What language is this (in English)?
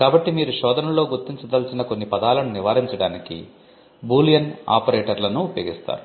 Telugu